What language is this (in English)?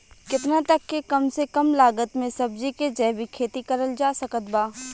Bhojpuri